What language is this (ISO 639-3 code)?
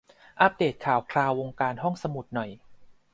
tha